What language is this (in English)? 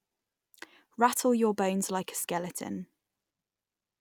English